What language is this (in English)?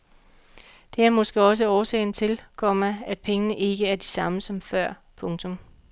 Danish